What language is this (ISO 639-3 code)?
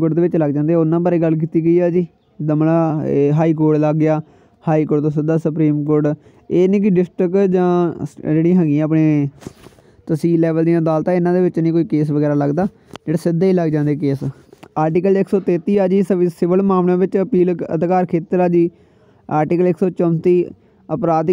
hin